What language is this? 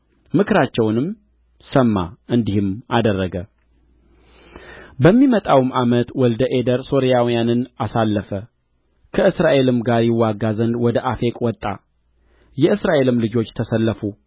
Amharic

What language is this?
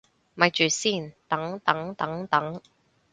Cantonese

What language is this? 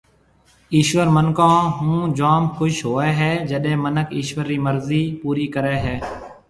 Marwari (Pakistan)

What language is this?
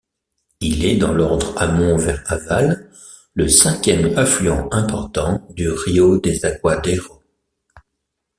French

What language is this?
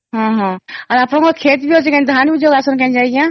Odia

